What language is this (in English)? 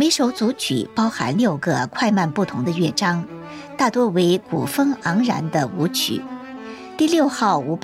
Chinese